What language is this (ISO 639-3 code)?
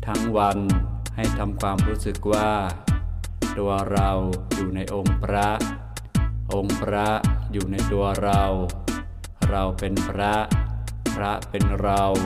tha